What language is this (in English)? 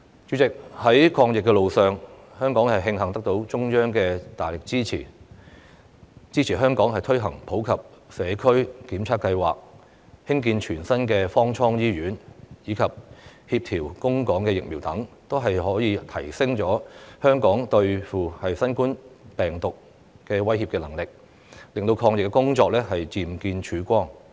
Cantonese